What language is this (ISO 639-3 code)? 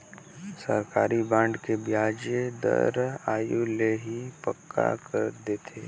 hne